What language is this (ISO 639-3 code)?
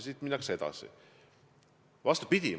est